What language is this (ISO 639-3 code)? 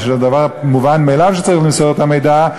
heb